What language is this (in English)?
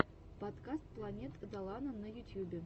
Russian